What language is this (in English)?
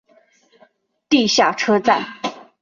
Chinese